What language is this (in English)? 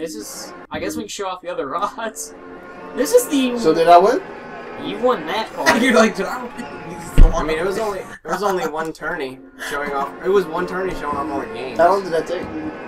English